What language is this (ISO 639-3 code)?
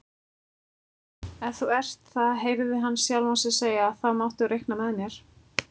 isl